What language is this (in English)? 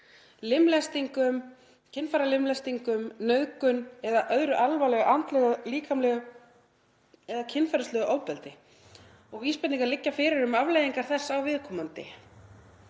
Icelandic